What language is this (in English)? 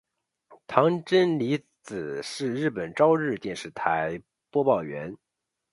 Chinese